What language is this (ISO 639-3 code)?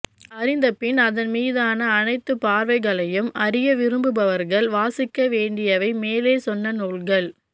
tam